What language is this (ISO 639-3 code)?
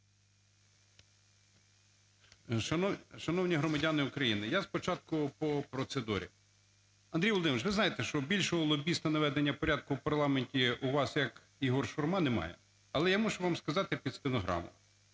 ukr